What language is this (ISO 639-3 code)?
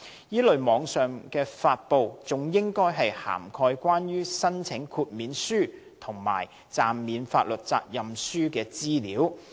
yue